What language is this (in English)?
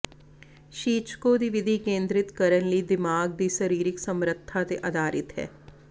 Punjabi